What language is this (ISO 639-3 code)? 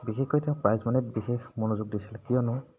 asm